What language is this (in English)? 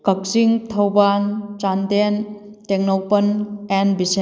Manipuri